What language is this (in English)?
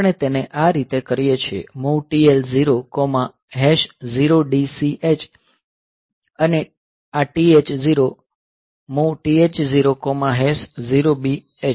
Gujarati